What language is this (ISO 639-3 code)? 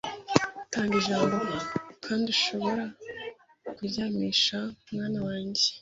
kin